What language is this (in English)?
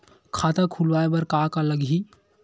Chhattisgarhi